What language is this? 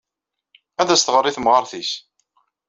Kabyle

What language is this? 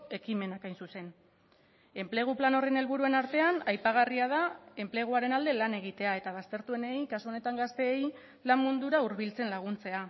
Basque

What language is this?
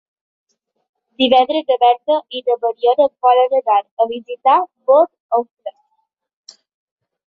Catalan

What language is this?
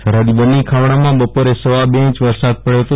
Gujarati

